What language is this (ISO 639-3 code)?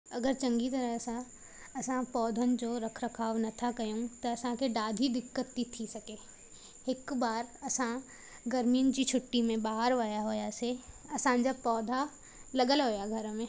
snd